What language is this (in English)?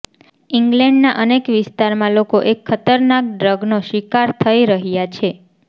Gujarati